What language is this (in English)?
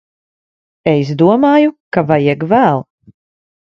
Latvian